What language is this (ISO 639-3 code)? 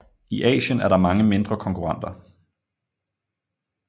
dan